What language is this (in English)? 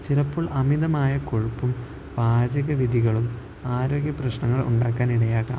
Malayalam